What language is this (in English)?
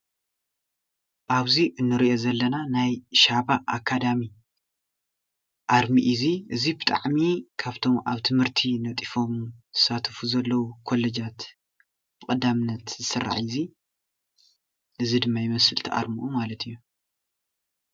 Tigrinya